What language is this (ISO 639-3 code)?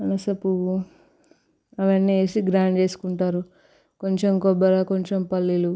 tel